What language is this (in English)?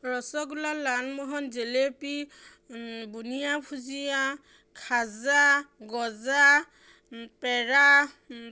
Assamese